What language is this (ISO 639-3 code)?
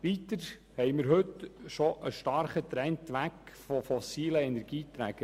gsw